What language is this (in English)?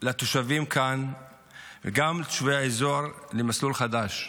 Hebrew